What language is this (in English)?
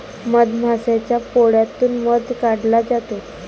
Marathi